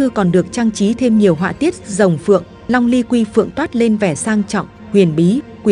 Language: Vietnamese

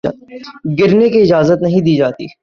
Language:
Urdu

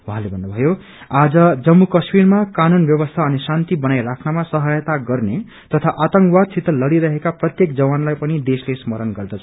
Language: Nepali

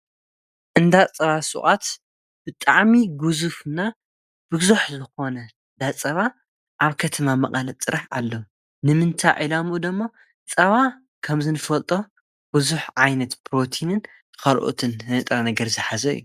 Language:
Tigrinya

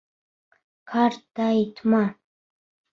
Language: Bashkir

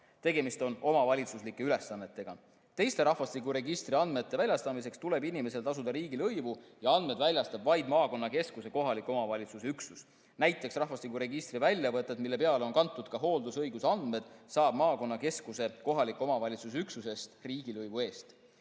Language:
Estonian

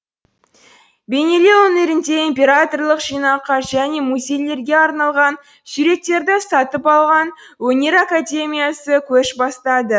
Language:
Kazakh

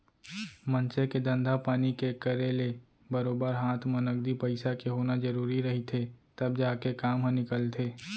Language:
Chhattisgarhi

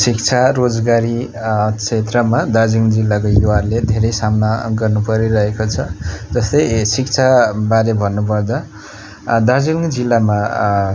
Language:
Nepali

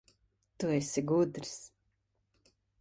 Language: Latvian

